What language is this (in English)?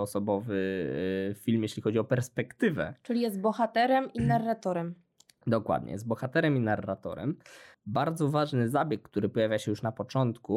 Polish